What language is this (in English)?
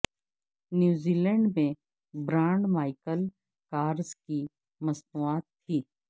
Urdu